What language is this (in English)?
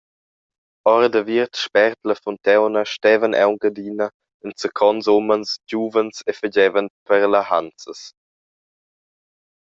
Romansh